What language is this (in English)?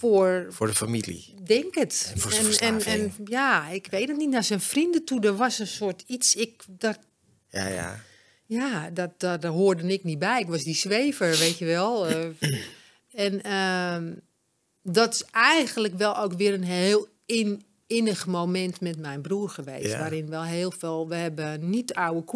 Dutch